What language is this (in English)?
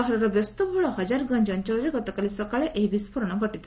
Odia